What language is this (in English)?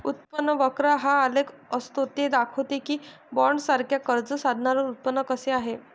Marathi